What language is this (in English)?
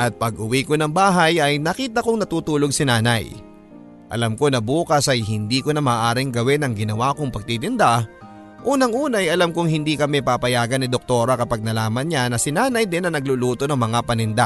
Filipino